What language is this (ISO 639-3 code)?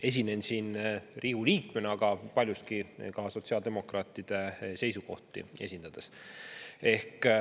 est